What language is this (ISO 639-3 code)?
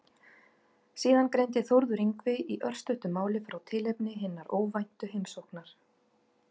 isl